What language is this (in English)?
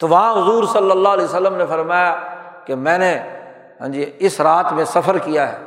Urdu